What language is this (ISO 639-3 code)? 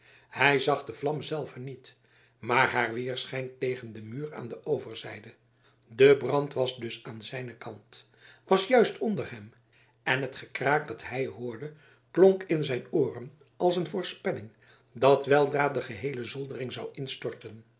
nld